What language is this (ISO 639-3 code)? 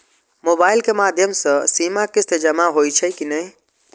mai